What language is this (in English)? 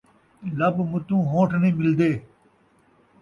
Saraiki